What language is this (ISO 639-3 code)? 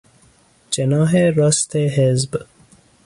fas